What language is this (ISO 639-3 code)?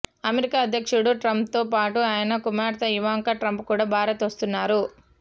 tel